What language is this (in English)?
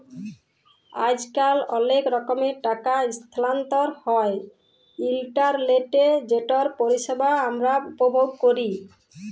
Bangla